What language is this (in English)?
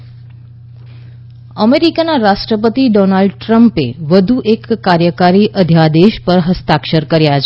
Gujarati